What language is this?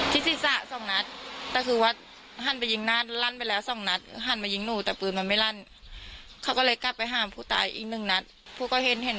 Thai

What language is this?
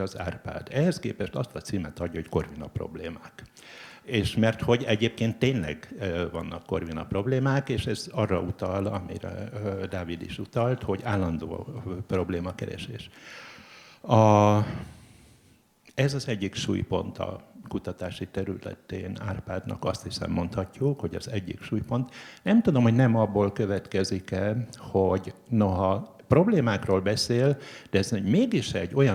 Hungarian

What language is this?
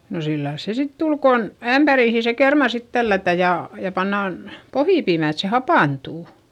Finnish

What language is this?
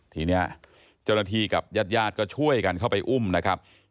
Thai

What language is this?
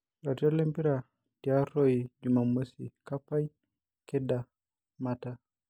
Masai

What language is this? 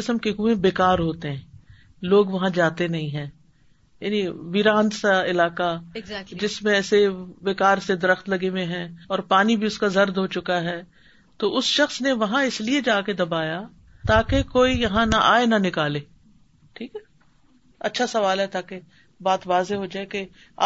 Urdu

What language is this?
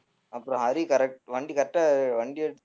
Tamil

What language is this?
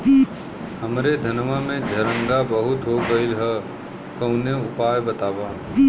Bhojpuri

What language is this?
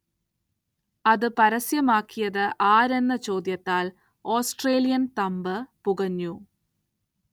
Malayalam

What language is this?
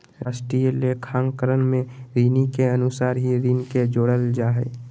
Magahi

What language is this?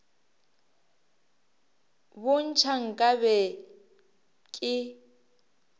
Northern Sotho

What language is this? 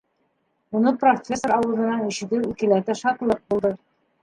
Bashkir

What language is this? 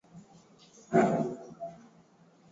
Swahili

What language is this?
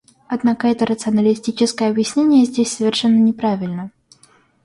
Russian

